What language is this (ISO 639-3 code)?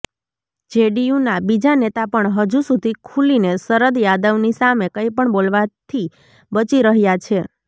guj